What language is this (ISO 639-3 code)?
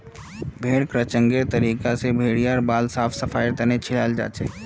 mag